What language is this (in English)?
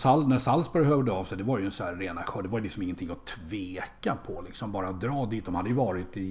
Swedish